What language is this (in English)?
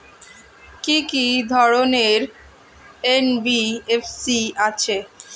Bangla